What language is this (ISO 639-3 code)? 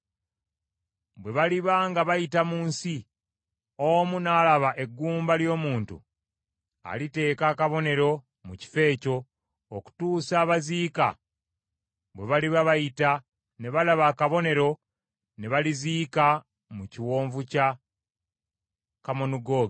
lug